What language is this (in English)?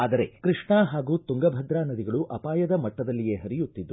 Kannada